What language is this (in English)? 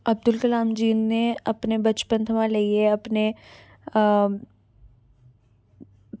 Dogri